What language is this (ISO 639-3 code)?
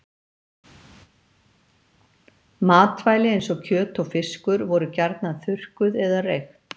isl